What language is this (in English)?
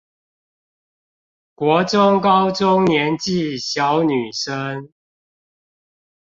Chinese